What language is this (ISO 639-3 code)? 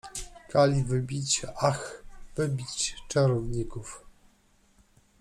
pol